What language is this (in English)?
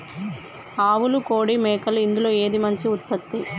Telugu